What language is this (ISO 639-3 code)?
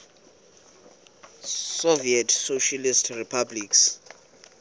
xho